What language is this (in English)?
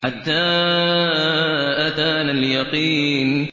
Arabic